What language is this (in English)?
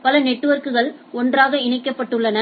Tamil